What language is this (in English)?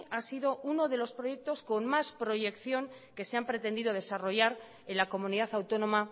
Spanish